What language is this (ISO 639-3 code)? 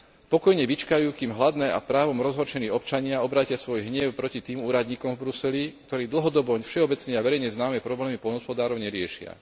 slk